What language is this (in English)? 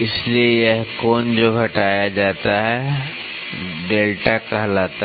Hindi